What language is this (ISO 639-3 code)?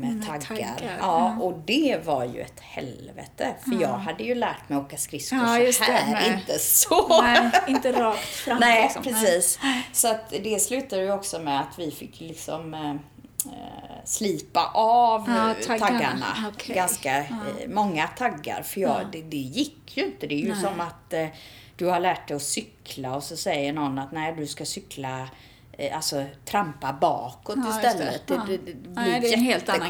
swe